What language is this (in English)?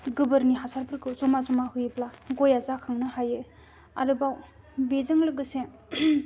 Bodo